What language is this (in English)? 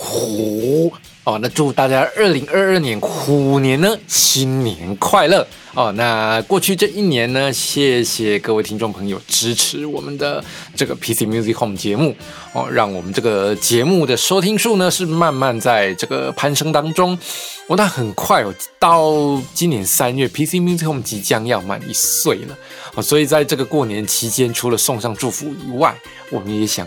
Chinese